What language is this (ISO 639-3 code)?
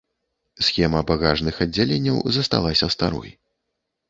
bel